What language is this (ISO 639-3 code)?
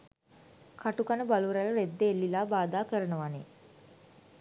sin